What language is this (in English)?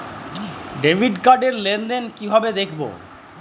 Bangla